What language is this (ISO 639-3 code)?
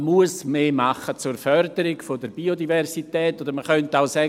gsw